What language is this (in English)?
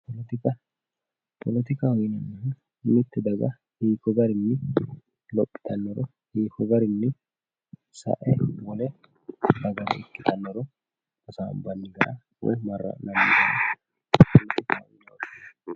Sidamo